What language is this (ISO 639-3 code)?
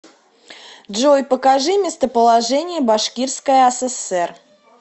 rus